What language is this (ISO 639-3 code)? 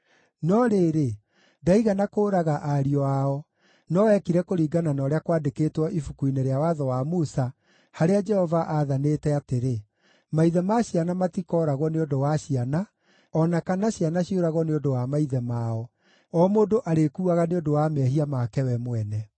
kik